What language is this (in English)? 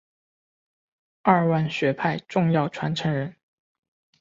Chinese